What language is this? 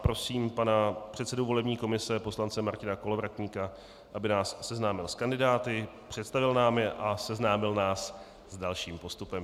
Czech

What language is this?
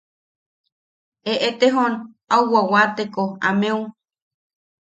Yaqui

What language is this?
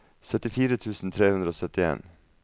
Norwegian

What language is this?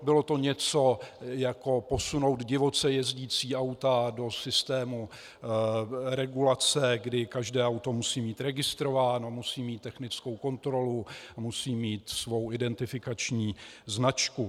Czech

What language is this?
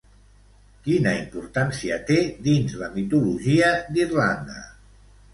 Catalan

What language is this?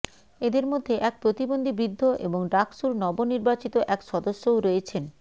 Bangla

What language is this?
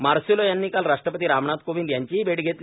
Marathi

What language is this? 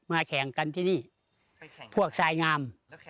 Thai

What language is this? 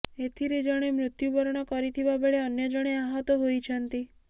Odia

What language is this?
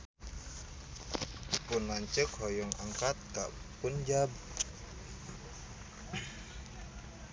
Sundanese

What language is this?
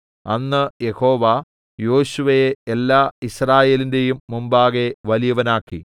Malayalam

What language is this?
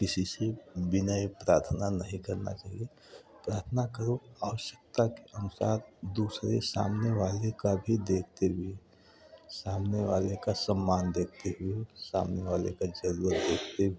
Hindi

